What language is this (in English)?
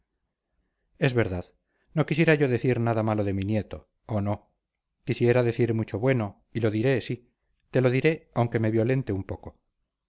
Spanish